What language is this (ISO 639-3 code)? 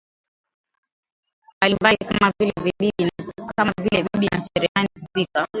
swa